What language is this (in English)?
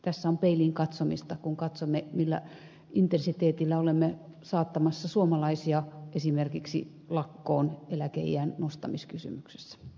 Finnish